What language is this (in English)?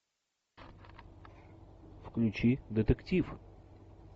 Russian